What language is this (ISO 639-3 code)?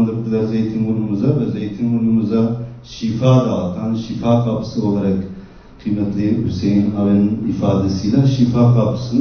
tur